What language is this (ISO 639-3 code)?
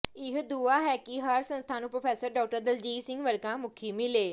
pan